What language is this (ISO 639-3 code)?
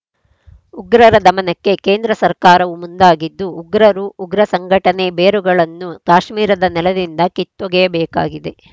kan